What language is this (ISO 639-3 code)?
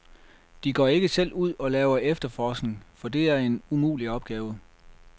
dan